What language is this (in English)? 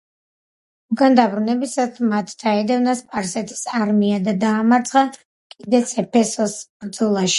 Georgian